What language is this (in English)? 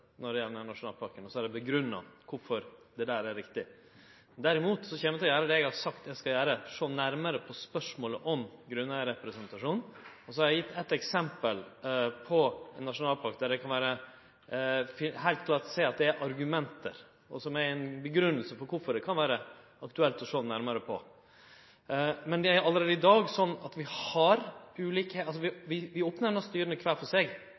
Norwegian Nynorsk